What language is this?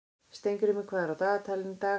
Icelandic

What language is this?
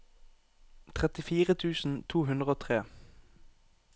Norwegian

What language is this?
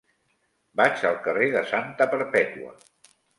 Catalan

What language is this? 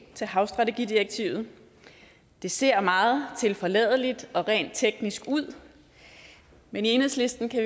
Danish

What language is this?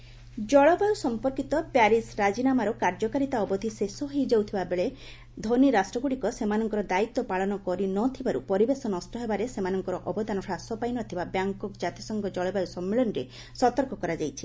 Odia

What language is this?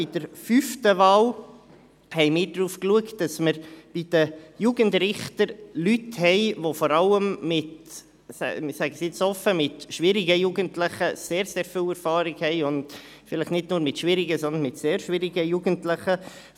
Swiss German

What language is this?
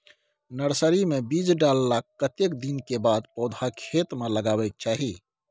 Maithili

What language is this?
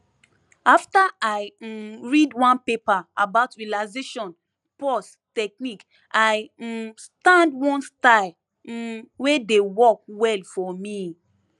Nigerian Pidgin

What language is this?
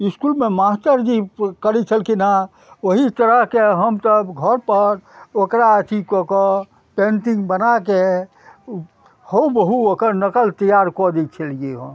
Maithili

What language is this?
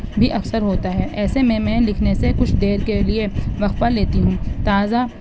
Urdu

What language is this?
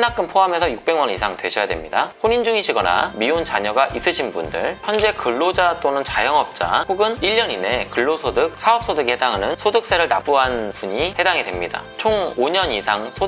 Korean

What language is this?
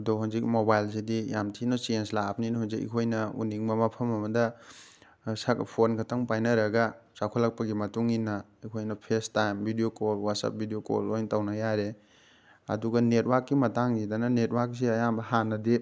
Manipuri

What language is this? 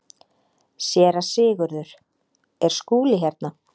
Icelandic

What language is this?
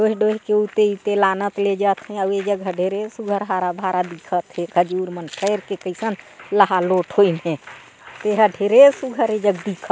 Chhattisgarhi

